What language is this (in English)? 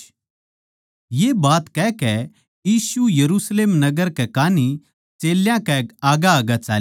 Haryanvi